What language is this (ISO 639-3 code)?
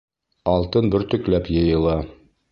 bak